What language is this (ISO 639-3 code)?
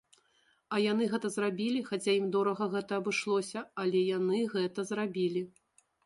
bel